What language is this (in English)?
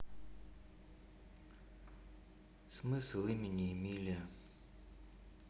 Russian